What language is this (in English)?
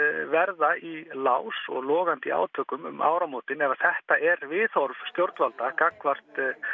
Icelandic